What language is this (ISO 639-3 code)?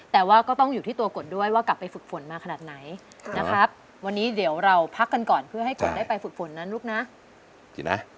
tha